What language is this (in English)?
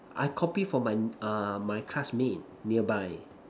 English